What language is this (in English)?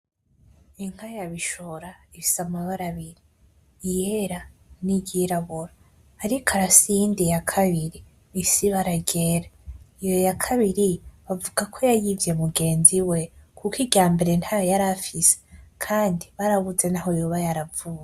Rundi